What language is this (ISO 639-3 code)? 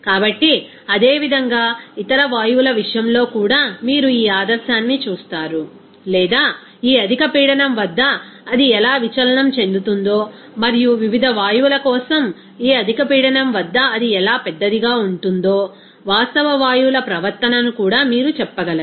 tel